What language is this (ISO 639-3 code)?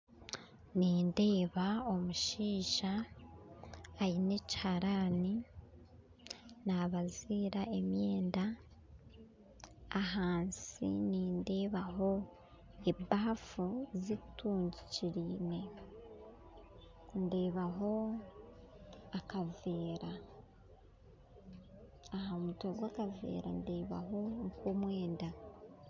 nyn